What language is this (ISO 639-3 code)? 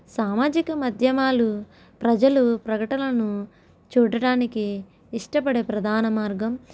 tel